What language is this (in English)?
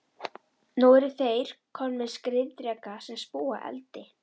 Icelandic